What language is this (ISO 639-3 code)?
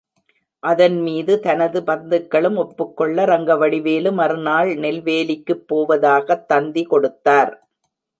tam